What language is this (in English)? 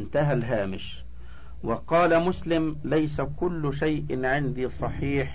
Arabic